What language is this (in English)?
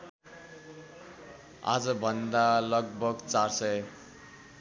Nepali